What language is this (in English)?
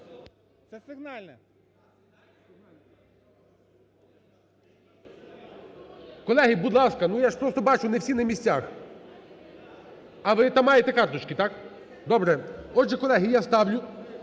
Ukrainian